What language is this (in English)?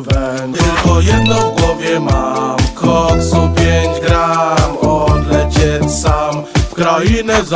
Polish